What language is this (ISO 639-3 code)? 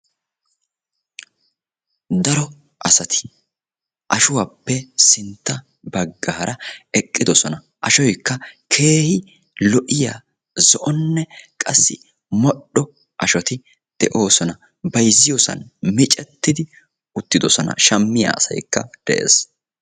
wal